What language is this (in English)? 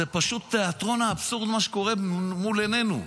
Hebrew